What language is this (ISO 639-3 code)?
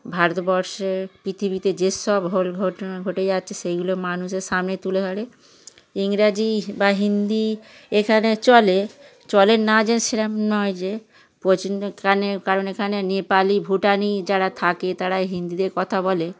ben